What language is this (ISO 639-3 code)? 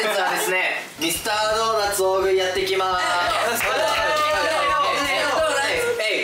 jpn